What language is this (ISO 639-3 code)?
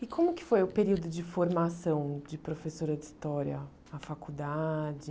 por